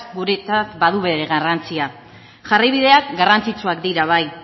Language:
Basque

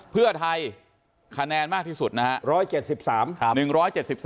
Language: Thai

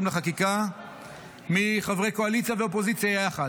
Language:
Hebrew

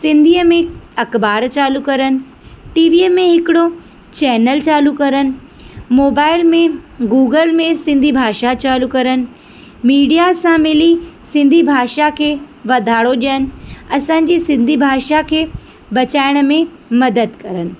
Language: Sindhi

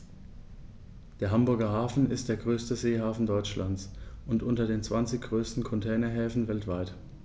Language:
German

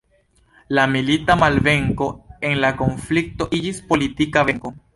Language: Esperanto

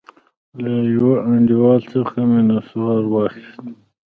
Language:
Pashto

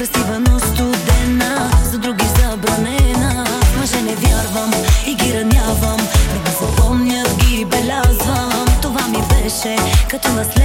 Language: Bulgarian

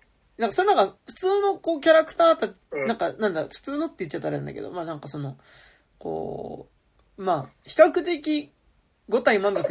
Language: Japanese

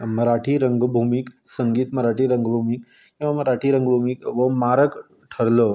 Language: Konkani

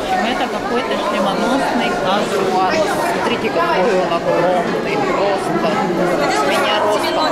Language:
Russian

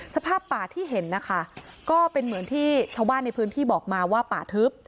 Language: Thai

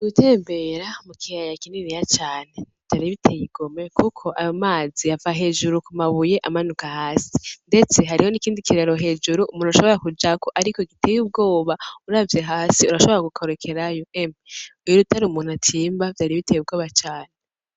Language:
Rundi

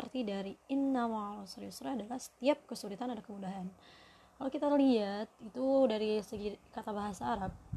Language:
Indonesian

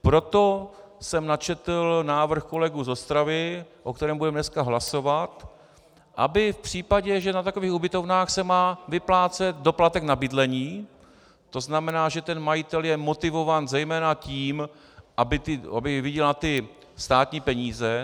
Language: Czech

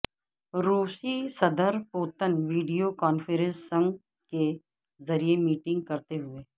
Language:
Urdu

